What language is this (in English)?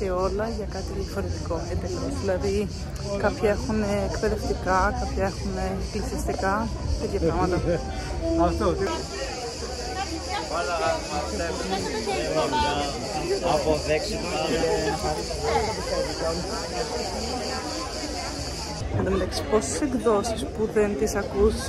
Greek